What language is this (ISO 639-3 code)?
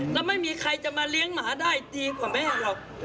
tha